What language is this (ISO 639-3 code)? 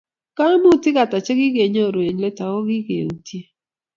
kln